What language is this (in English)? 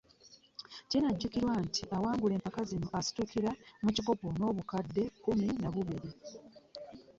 Ganda